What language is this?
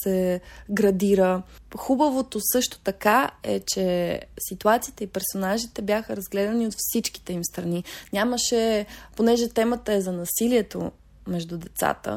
Bulgarian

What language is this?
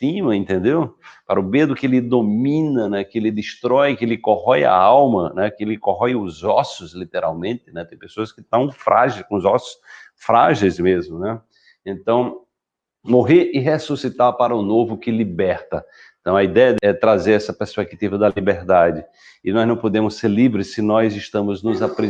Portuguese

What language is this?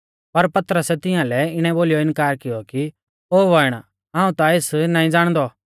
Mahasu Pahari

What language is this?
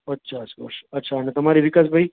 Gujarati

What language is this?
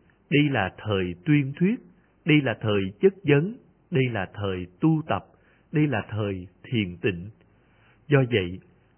Vietnamese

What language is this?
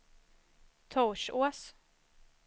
Swedish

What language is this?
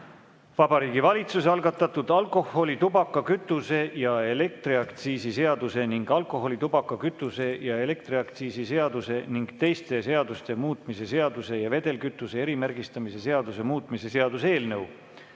Estonian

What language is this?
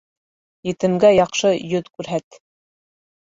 Bashkir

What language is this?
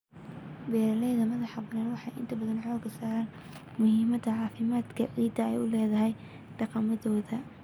Somali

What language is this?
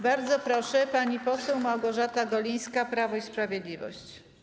Polish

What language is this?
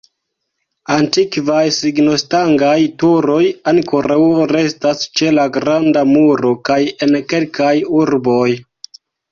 Esperanto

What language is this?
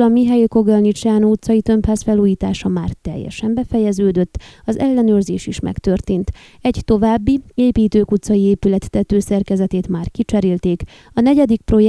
Hungarian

